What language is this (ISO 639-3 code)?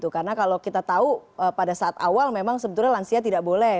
ind